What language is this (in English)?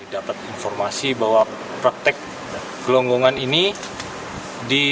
Indonesian